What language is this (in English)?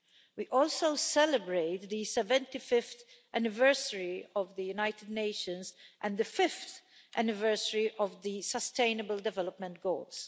English